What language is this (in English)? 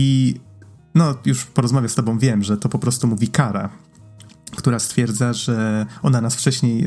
Polish